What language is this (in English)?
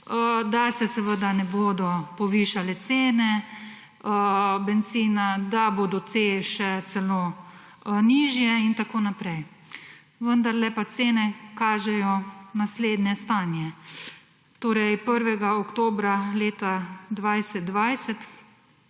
Slovenian